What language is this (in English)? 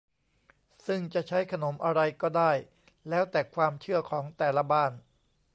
Thai